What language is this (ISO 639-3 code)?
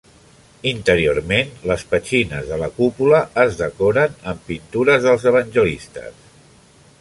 cat